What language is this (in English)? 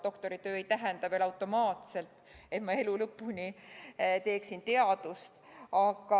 Estonian